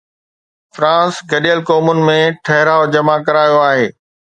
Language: Sindhi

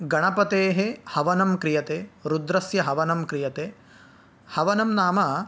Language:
Sanskrit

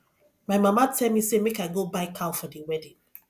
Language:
Nigerian Pidgin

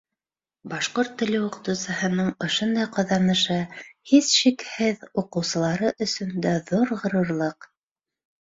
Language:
Bashkir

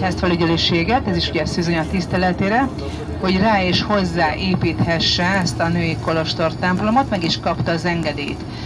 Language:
Hungarian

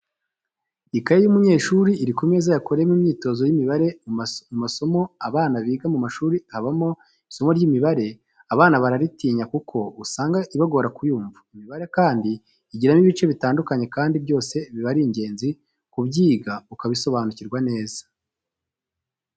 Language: Kinyarwanda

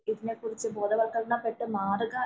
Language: Malayalam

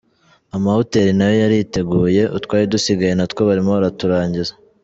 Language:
Kinyarwanda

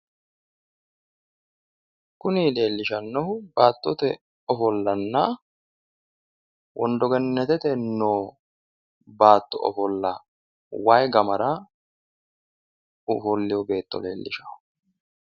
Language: Sidamo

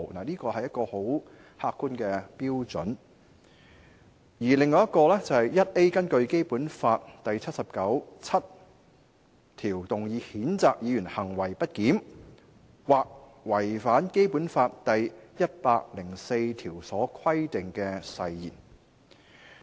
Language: Cantonese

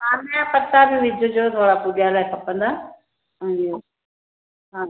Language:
Sindhi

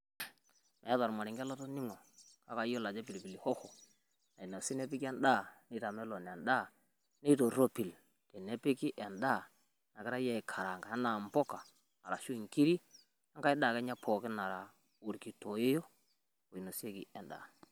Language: Masai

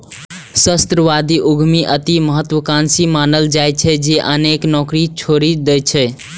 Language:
Maithili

